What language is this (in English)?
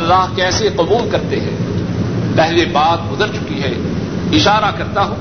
Urdu